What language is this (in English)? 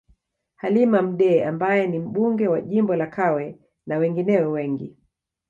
Swahili